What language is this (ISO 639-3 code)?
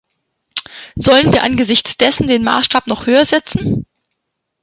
deu